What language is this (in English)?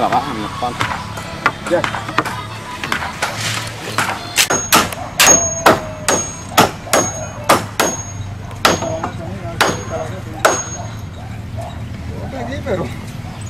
Spanish